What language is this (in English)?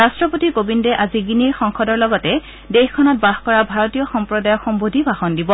Assamese